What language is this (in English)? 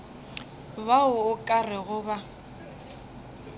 Northern Sotho